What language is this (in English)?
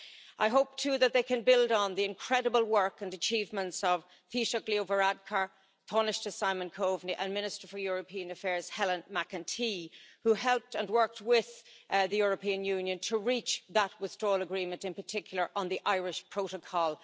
English